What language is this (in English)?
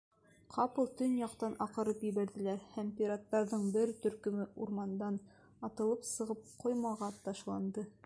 Bashkir